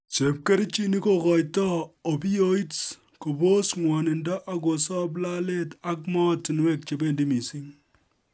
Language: Kalenjin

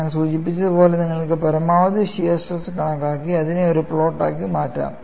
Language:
Malayalam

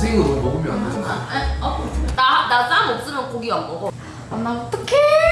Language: Korean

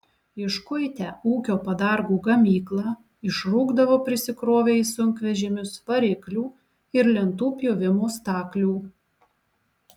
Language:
Lithuanian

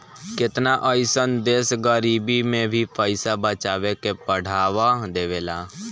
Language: Bhojpuri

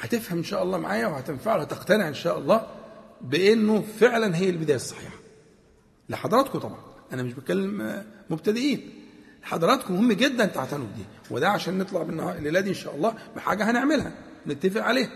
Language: Arabic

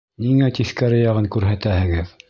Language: Bashkir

